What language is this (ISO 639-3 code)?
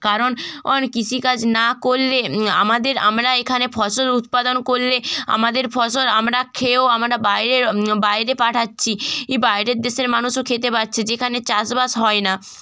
ben